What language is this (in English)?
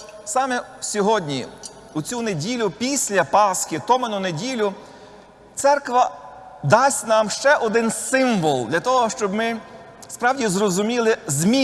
Ukrainian